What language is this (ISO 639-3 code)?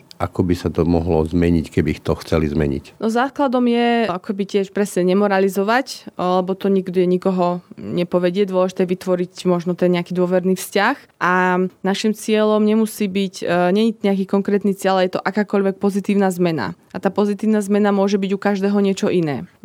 slk